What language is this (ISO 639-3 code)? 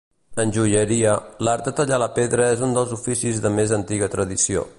cat